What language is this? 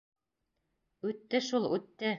Bashkir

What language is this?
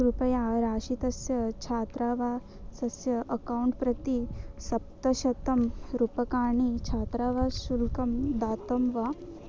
Sanskrit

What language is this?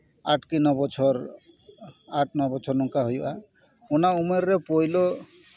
Santali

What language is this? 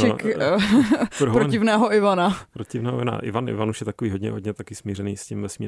Czech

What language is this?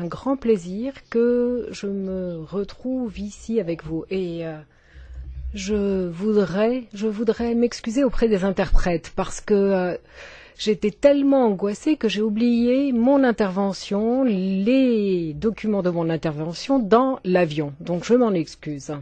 French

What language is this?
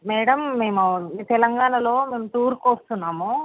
Telugu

